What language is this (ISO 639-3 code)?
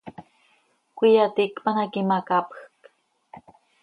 sei